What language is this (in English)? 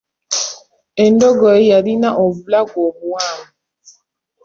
Ganda